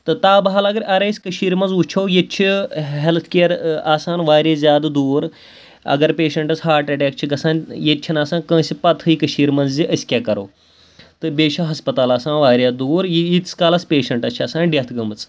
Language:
Kashmiri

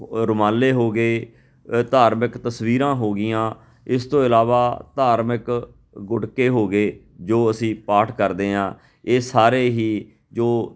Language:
Punjabi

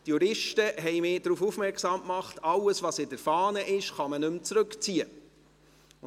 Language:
Swiss German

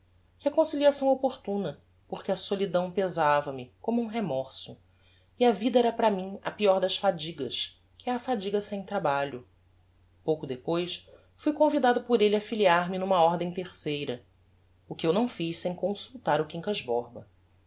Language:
Portuguese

